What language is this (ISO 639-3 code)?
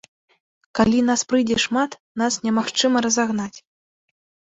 bel